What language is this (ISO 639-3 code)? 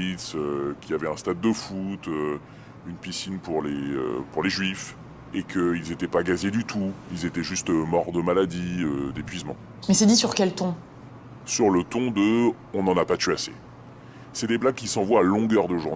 fra